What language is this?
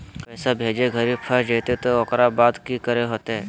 Magahi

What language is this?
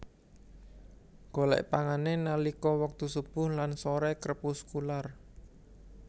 Javanese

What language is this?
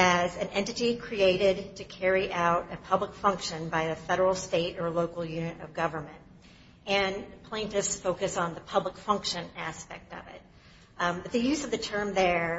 English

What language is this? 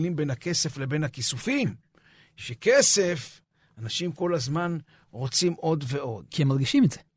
Hebrew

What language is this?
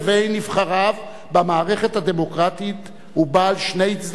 Hebrew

